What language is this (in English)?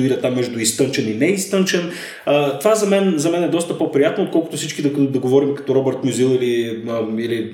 Bulgarian